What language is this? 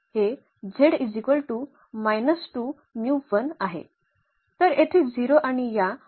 Marathi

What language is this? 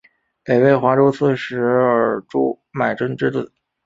Chinese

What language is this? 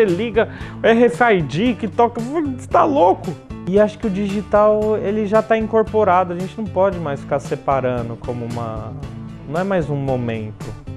Portuguese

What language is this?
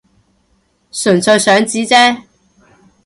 Cantonese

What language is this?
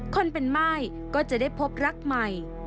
Thai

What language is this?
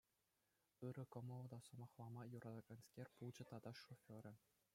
Chuvash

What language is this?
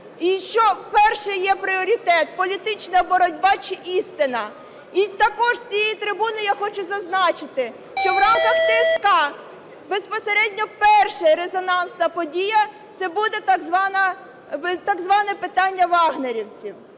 Ukrainian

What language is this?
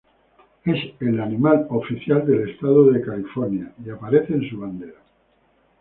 Spanish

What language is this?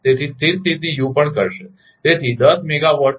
Gujarati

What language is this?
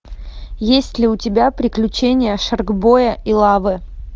Russian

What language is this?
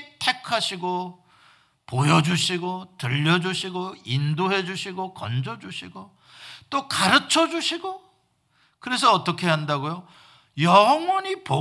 Korean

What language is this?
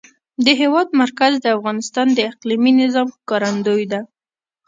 Pashto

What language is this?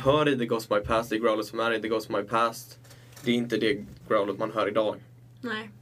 Swedish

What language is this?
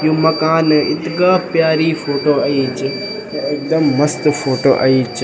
Garhwali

